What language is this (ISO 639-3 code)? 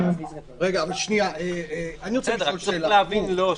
heb